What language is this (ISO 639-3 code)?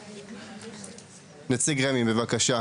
heb